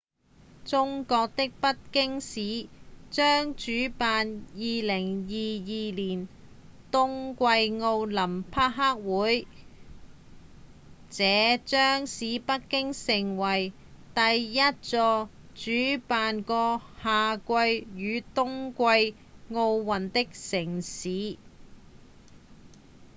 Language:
Cantonese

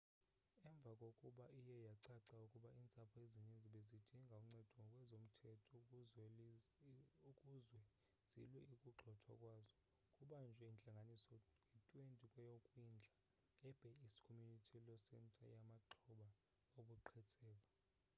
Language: Xhosa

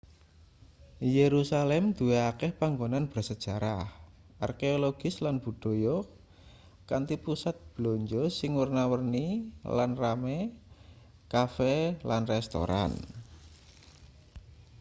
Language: Javanese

